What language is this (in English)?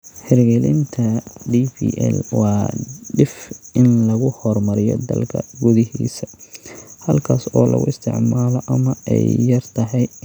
Somali